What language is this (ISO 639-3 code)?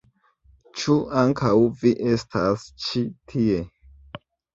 epo